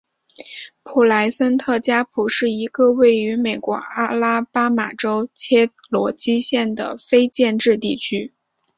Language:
Chinese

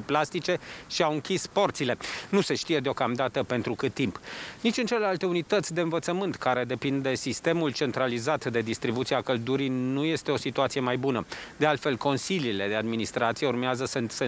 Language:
Romanian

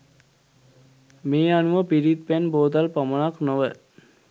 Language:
Sinhala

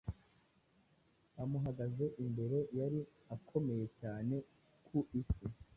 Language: Kinyarwanda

